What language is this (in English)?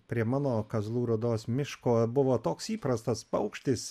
Lithuanian